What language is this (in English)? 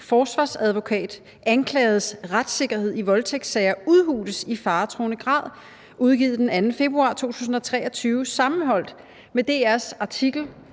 Danish